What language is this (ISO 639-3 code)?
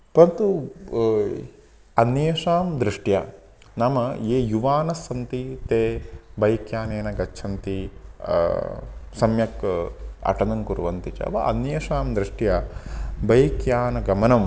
san